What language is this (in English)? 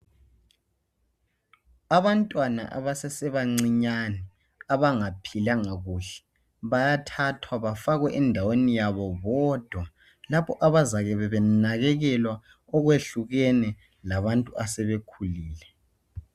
North Ndebele